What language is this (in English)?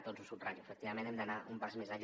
Catalan